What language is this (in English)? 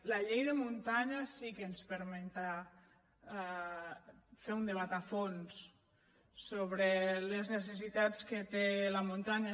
Catalan